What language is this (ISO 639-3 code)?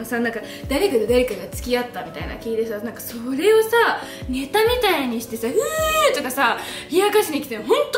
jpn